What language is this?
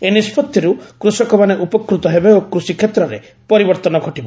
Odia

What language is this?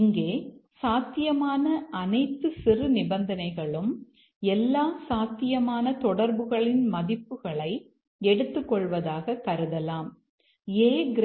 Tamil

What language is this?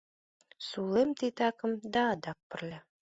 Mari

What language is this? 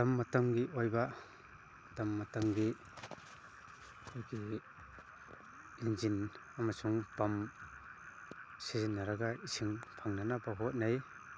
Manipuri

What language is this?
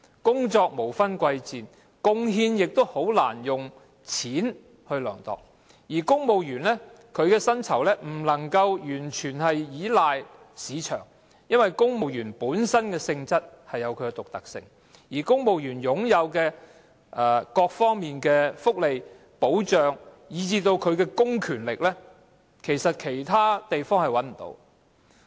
Cantonese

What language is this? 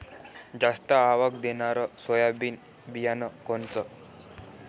Marathi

